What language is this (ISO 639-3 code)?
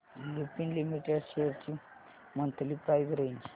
mar